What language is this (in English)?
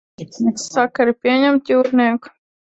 Latvian